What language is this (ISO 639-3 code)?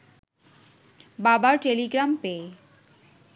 ben